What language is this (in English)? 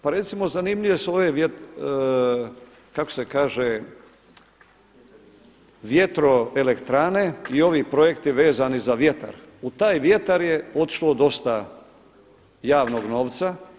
Croatian